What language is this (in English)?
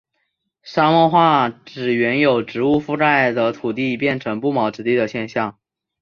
Chinese